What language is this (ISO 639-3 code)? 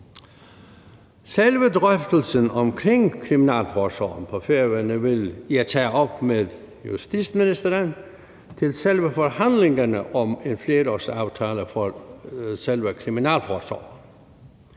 dan